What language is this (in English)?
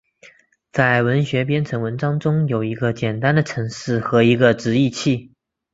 Chinese